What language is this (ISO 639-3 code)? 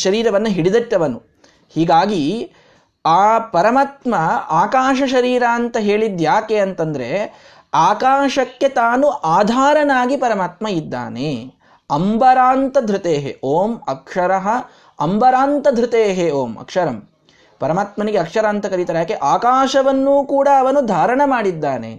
kan